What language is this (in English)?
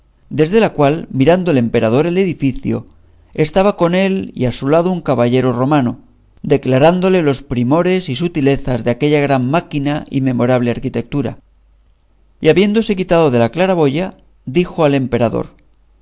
Spanish